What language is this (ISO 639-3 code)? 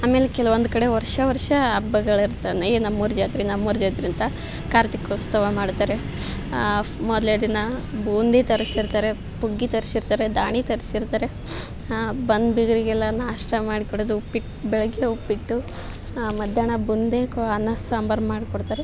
kan